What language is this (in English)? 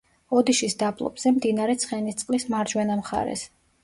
Georgian